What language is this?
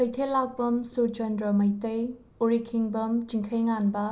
Manipuri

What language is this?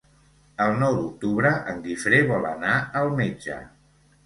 Catalan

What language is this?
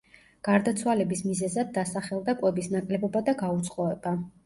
Georgian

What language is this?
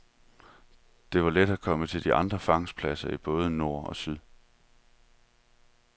Danish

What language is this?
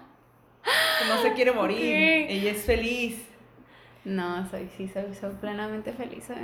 Spanish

